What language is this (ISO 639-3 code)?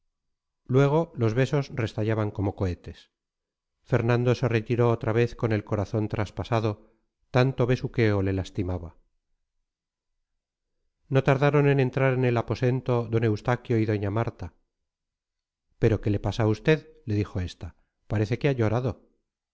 spa